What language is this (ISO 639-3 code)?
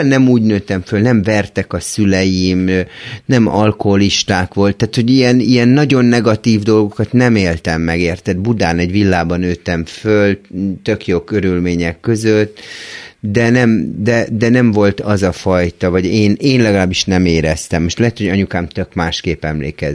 hun